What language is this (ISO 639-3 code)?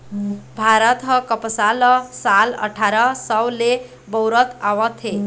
hne